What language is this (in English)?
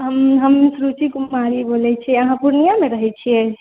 Maithili